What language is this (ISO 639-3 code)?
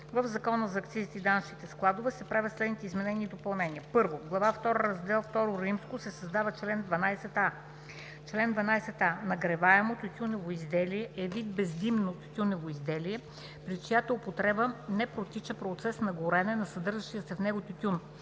bul